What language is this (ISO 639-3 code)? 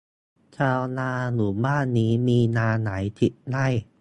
tha